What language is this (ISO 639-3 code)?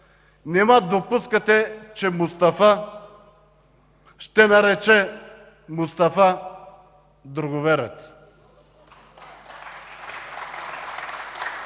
bul